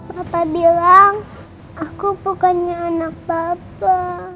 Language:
Indonesian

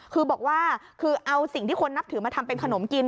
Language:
Thai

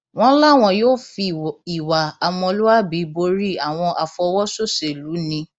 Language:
Yoruba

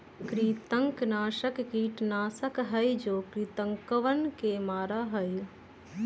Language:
Magahi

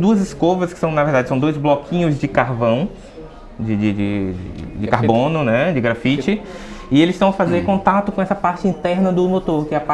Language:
Portuguese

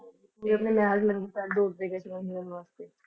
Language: Punjabi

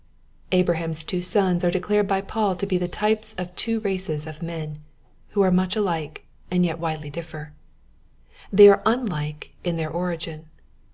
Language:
English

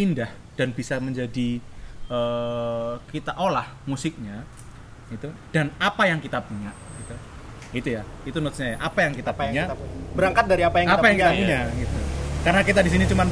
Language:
Indonesian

